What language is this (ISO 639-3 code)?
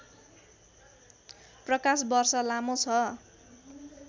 nep